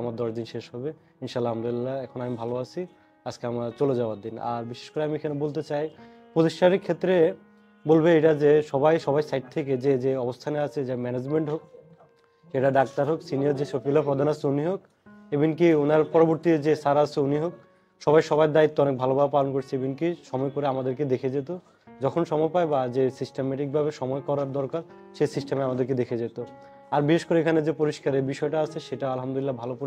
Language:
Arabic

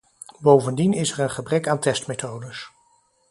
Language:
Dutch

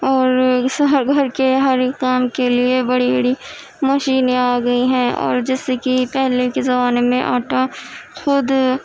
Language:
Urdu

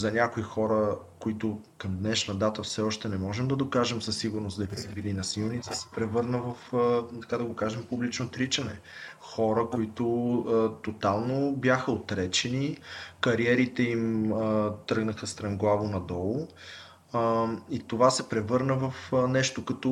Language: Bulgarian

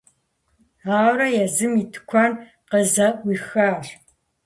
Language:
Kabardian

